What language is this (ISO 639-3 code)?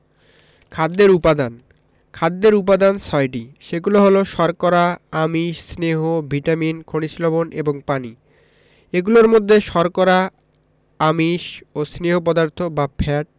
ben